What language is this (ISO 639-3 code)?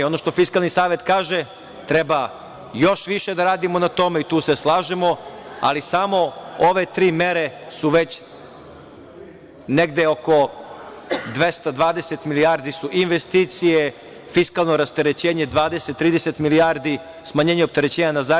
srp